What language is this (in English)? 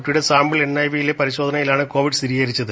Malayalam